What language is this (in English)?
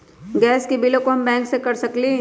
Magahi